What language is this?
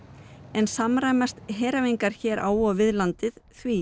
Icelandic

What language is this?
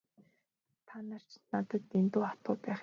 Mongolian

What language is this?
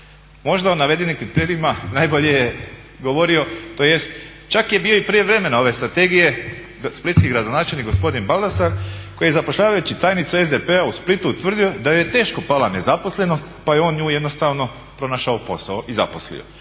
Croatian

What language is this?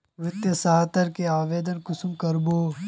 Magahi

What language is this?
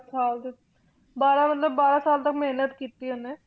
Punjabi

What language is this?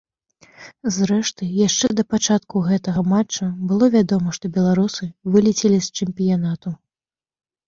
Belarusian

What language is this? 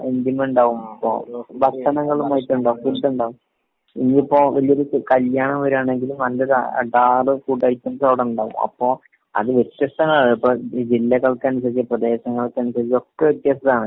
Malayalam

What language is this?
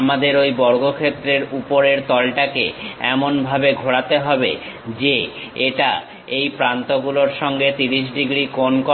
Bangla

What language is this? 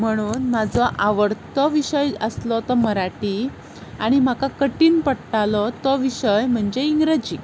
Konkani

